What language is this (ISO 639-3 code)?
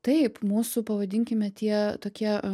lit